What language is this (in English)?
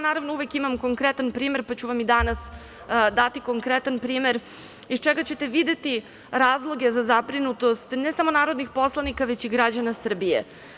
Serbian